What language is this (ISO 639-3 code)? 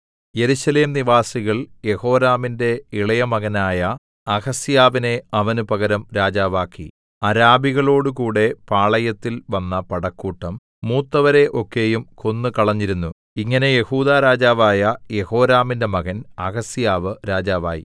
mal